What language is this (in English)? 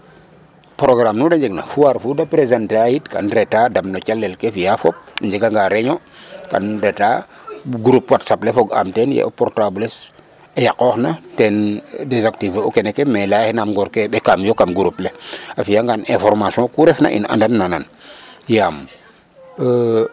Serer